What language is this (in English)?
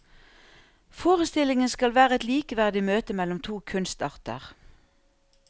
Norwegian